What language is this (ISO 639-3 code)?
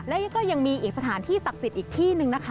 tha